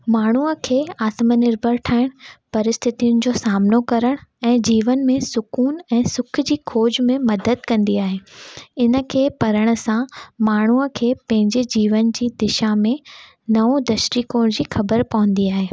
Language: Sindhi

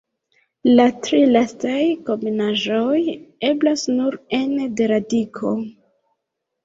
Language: Esperanto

